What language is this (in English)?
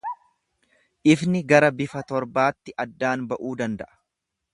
Oromo